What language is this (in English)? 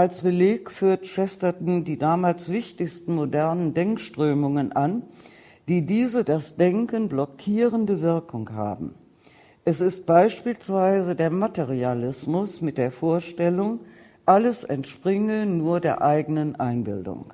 German